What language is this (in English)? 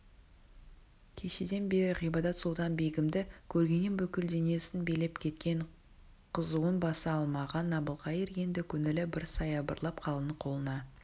Kazakh